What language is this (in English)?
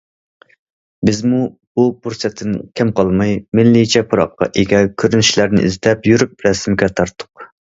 Uyghur